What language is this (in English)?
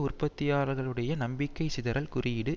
Tamil